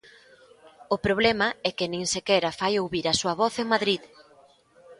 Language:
Galician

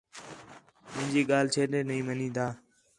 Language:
Khetrani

